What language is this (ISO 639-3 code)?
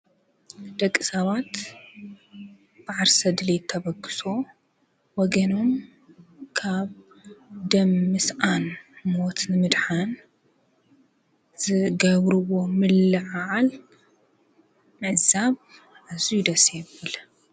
tir